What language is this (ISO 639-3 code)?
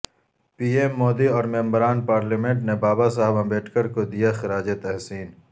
urd